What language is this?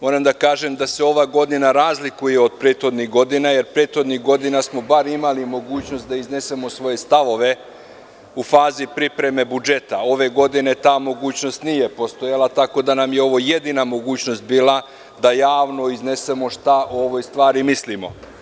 Serbian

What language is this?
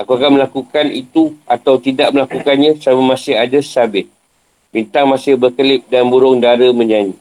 Malay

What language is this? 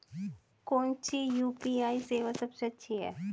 Hindi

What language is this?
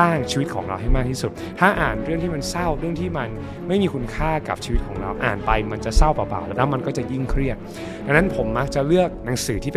Thai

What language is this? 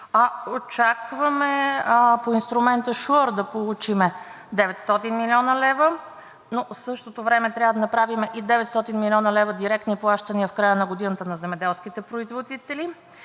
Bulgarian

